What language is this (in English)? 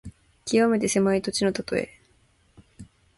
Japanese